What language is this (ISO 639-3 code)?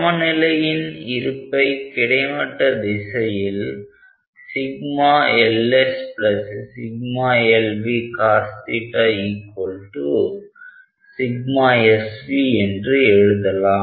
tam